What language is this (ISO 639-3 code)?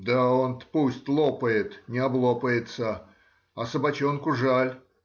rus